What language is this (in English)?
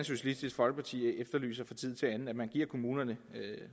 Danish